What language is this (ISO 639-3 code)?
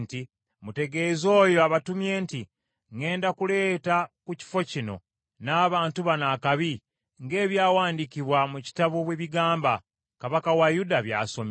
lug